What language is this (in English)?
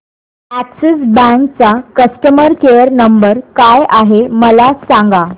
Marathi